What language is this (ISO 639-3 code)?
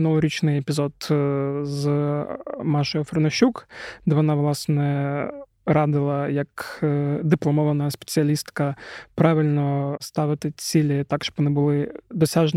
ukr